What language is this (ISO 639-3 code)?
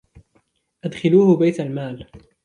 ara